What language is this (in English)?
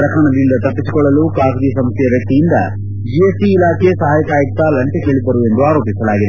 Kannada